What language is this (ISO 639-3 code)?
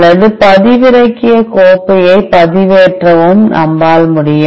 tam